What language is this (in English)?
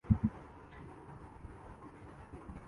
Urdu